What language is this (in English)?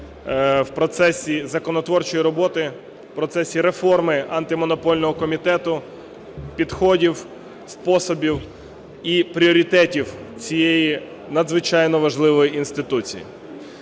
Ukrainian